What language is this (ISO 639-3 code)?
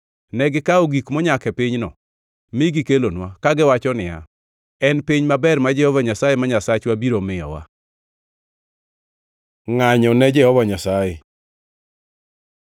luo